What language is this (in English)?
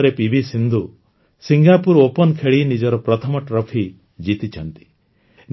Odia